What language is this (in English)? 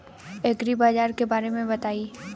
Bhojpuri